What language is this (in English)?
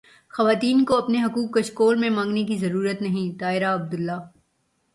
Urdu